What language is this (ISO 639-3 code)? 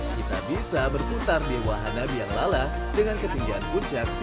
ind